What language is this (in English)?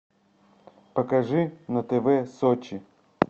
Russian